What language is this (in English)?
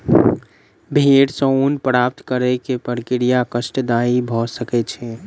Maithili